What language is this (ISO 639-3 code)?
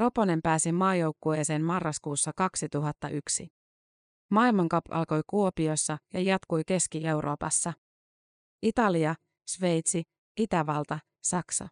fin